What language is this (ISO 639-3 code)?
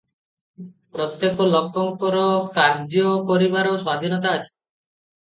ori